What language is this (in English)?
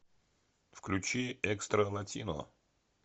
Russian